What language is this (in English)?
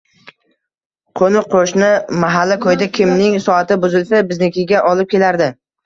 Uzbek